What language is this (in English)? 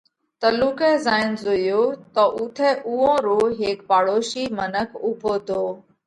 Parkari Koli